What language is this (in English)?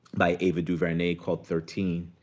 English